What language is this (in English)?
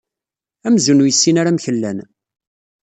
Kabyle